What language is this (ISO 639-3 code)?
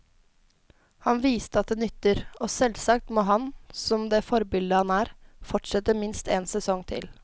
nor